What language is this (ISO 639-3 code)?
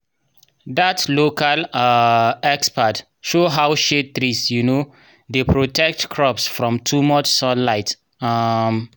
pcm